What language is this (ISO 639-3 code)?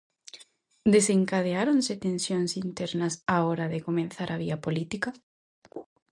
glg